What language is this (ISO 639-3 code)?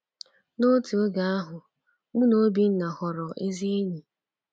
ibo